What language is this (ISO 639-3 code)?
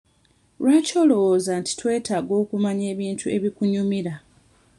lug